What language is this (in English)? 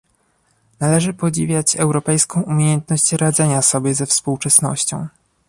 Polish